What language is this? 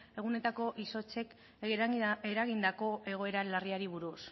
Basque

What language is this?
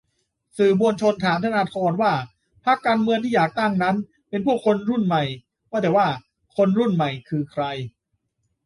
Thai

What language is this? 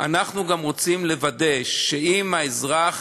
Hebrew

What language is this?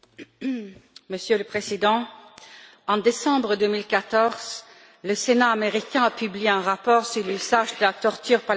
French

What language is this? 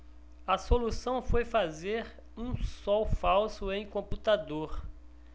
Portuguese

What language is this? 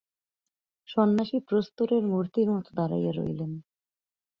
Bangla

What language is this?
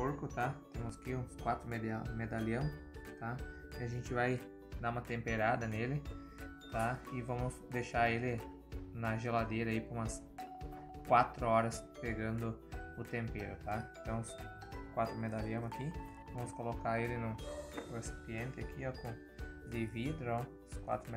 Portuguese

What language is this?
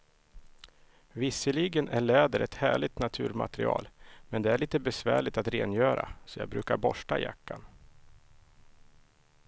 Swedish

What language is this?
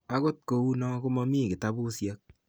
Kalenjin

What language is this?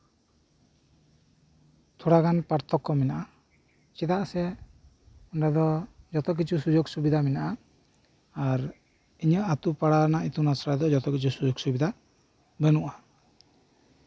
Santali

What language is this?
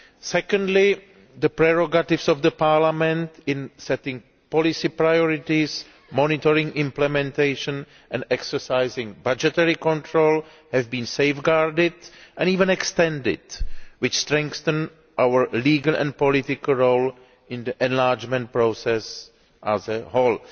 English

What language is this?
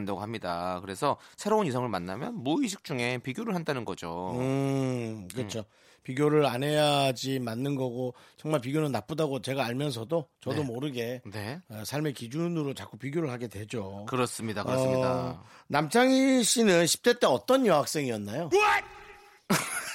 Korean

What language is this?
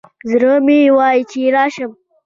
Pashto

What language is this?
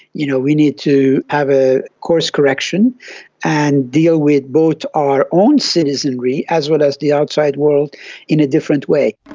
English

